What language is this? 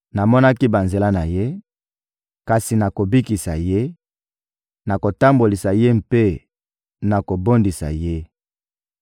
Lingala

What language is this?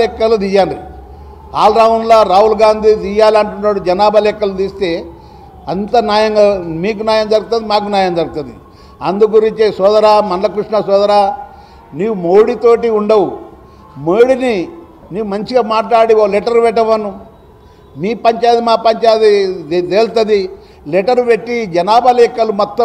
Telugu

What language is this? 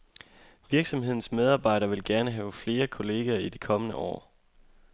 Danish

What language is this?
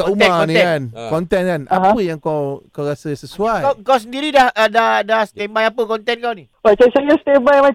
Malay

